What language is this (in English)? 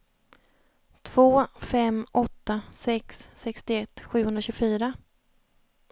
Swedish